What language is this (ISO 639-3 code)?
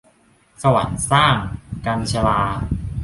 tha